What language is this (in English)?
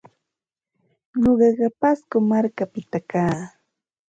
Santa Ana de Tusi Pasco Quechua